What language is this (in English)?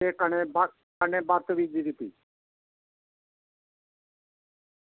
Dogri